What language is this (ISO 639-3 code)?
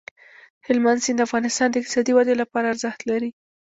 pus